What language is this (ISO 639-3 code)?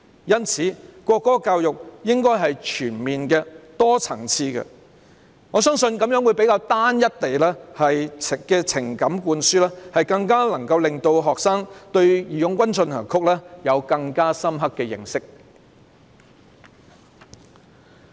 yue